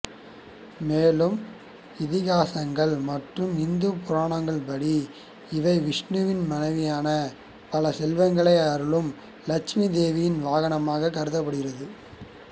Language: Tamil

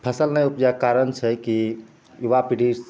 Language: Maithili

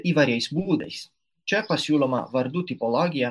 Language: Lithuanian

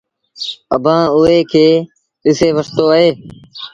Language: Sindhi Bhil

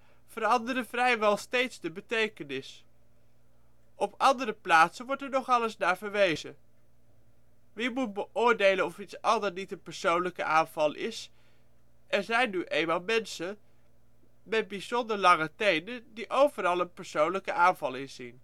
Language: Dutch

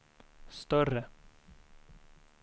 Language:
Swedish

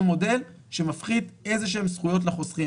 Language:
Hebrew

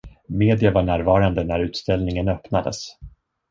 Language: Swedish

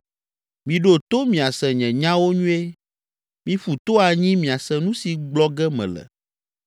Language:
Ewe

